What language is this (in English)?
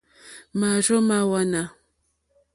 Mokpwe